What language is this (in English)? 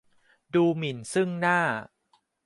Thai